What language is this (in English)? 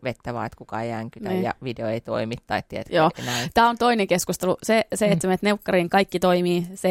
Finnish